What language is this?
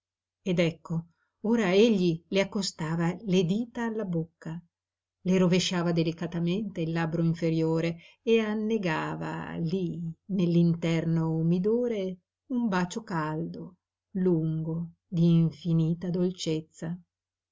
Italian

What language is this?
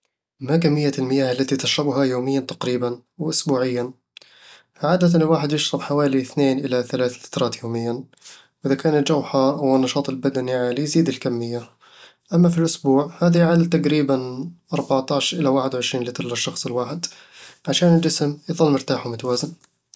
Eastern Egyptian Bedawi Arabic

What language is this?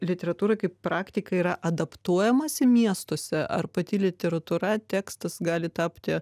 Lithuanian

